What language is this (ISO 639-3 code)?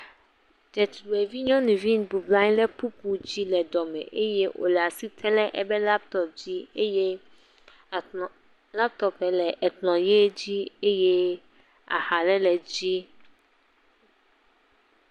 ewe